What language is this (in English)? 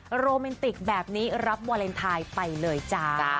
Thai